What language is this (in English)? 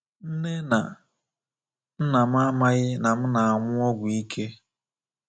Igbo